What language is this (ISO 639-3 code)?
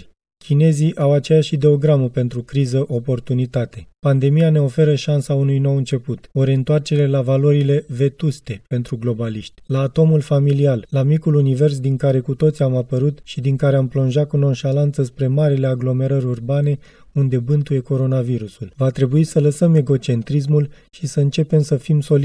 ron